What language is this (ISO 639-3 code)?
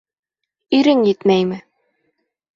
bak